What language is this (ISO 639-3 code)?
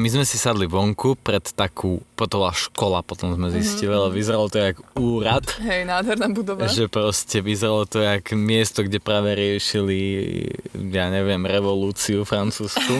slk